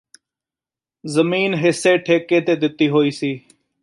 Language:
Punjabi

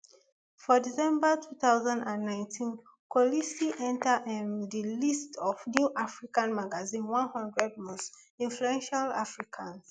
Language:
Nigerian Pidgin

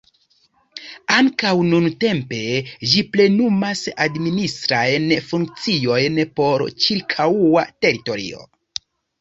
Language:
Esperanto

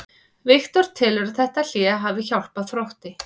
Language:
Icelandic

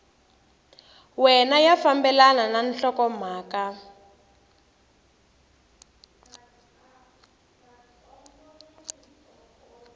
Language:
Tsonga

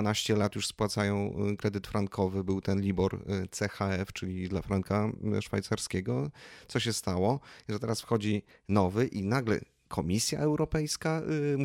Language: Polish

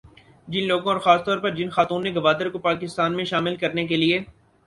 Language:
Urdu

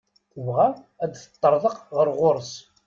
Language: Kabyle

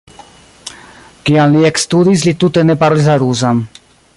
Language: Esperanto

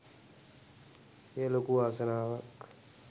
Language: Sinhala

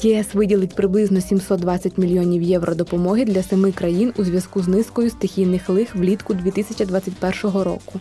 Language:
Ukrainian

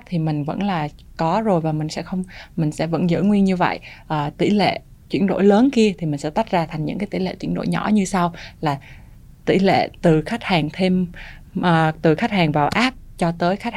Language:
Vietnamese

